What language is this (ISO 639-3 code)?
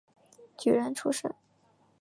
zho